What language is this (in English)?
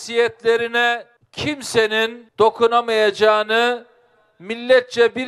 Turkish